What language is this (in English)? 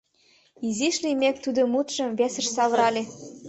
Mari